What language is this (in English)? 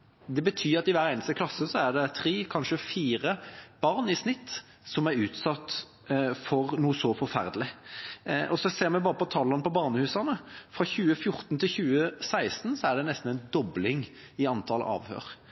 Norwegian Bokmål